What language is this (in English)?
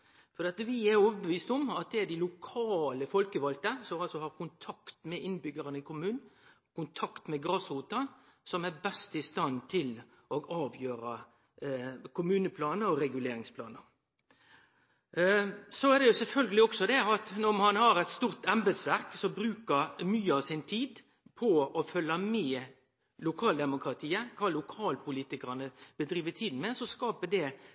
Norwegian Nynorsk